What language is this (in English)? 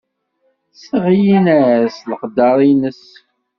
Kabyle